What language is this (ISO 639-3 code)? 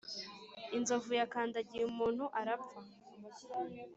kin